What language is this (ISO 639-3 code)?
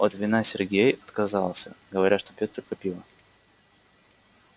rus